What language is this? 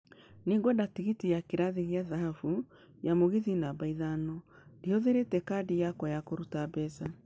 Kikuyu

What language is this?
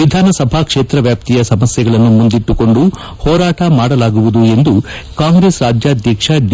Kannada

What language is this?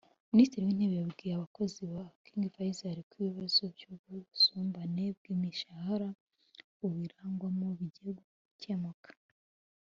Kinyarwanda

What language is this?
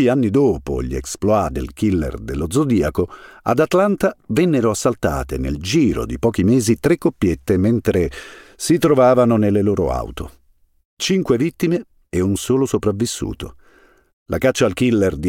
Italian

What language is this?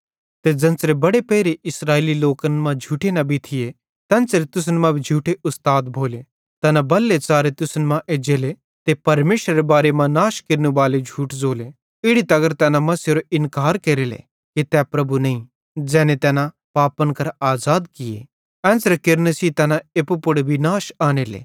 Bhadrawahi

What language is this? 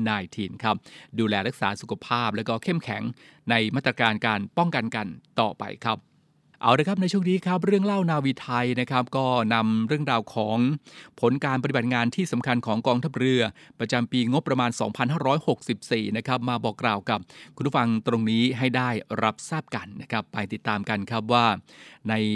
Thai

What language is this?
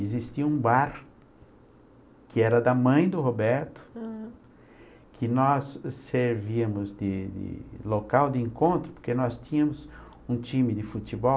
Portuguese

